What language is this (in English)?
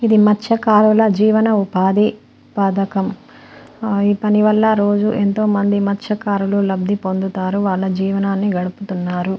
Telugu